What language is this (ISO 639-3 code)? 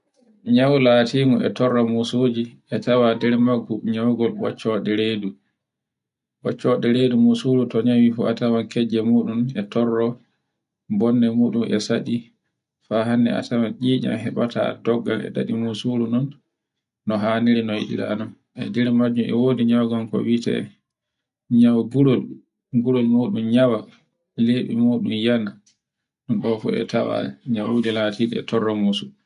fue